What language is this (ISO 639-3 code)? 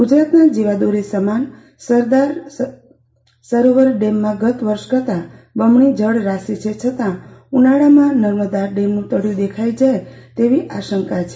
guj